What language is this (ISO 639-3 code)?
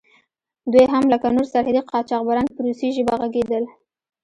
pus